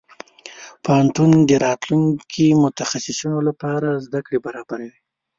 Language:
Pashto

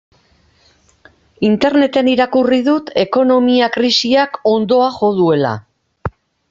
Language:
Basque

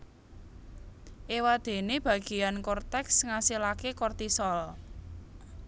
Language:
Javanese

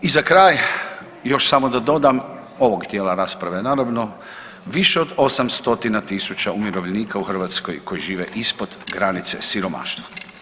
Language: Croatian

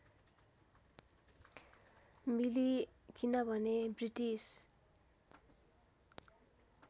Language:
Nepali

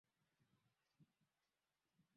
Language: Swahili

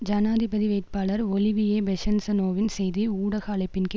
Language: Tamil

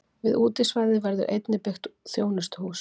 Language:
Icelandic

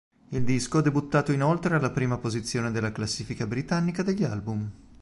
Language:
Italian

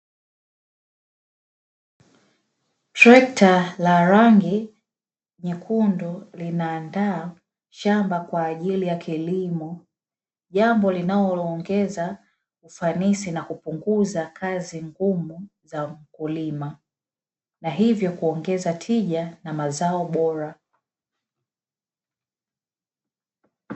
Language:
Swahili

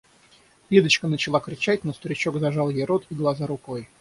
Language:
Russian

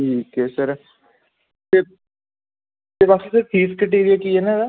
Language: Punjabi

